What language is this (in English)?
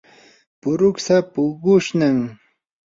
Yanahuanca Pasco Quechua